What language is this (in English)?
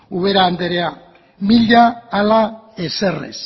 Basque